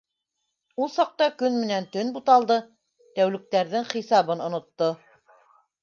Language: Bashkir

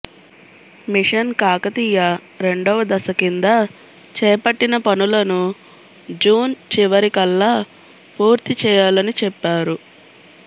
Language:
Telugu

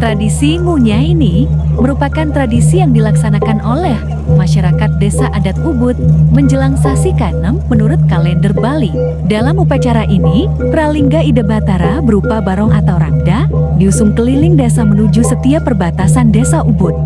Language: Indonesian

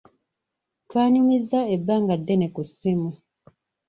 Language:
Ganda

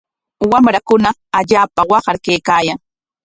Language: Corongo Ancash Quechua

